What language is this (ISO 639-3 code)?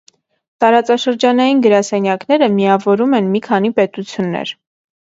hye